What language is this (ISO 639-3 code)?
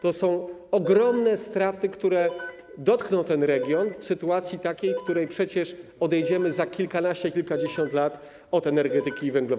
pol